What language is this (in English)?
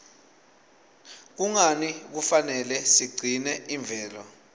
Swati